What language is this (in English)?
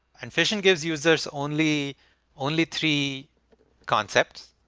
English